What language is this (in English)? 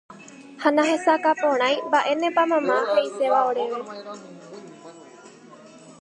Guarani